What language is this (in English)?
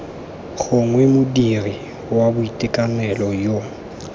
Tswana